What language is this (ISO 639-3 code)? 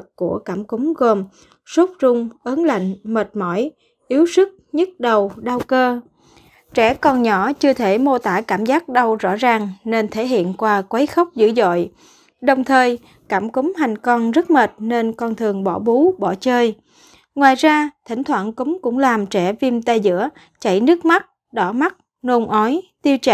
vie